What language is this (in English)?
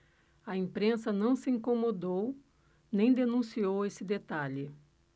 Portuguese